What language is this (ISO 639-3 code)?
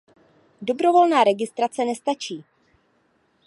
ces